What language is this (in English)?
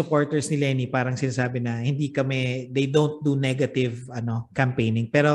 Filipino